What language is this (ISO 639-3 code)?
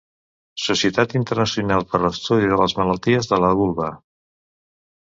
cat